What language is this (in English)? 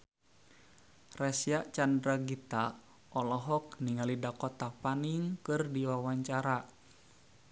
Sundanese